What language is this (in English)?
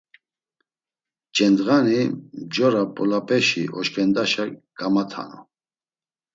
Laz